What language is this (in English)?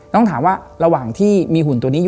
Thai